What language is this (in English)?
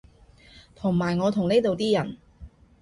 Cantonese